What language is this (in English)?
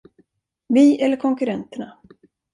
Swedish